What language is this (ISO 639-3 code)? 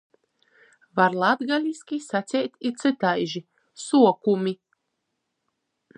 ltg